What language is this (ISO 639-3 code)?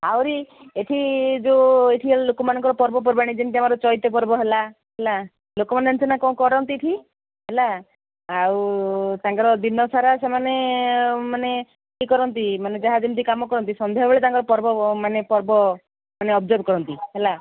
ori